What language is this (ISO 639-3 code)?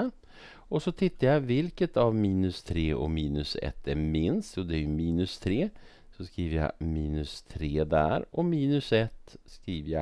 swe